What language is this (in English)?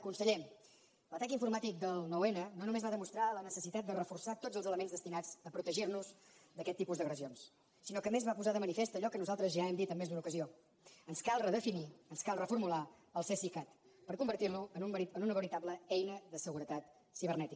Catalan